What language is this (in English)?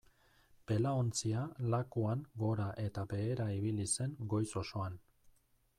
Basque